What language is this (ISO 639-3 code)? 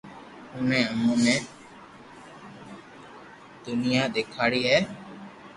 lrk